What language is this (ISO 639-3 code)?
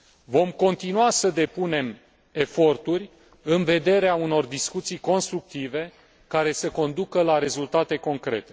ron